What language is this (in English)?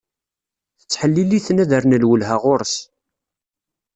Kabyle